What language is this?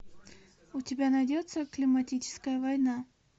Russian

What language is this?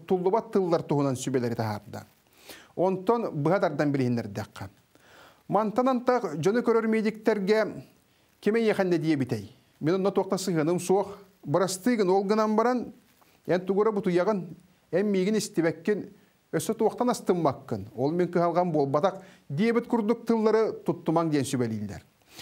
Turkish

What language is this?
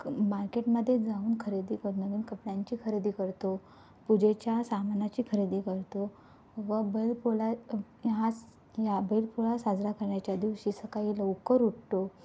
Marathi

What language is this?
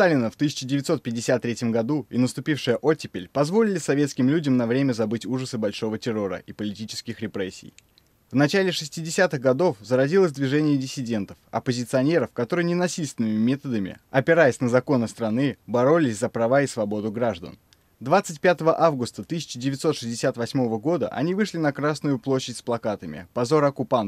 Russian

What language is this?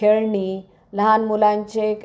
Marathi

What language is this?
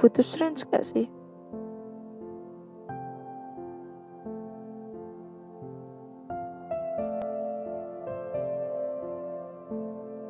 Indonesian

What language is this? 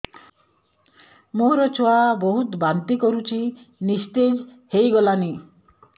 Odia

